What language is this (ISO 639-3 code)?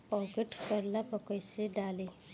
bho